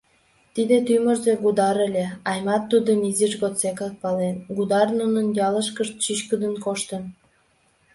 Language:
Mari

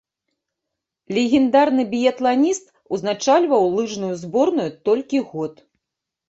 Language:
Belarusian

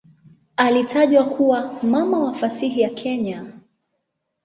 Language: Swahili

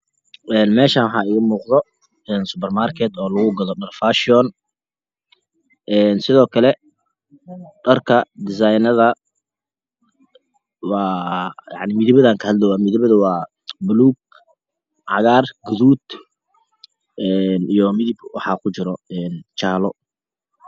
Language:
Somali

